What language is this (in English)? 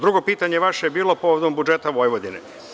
Serbian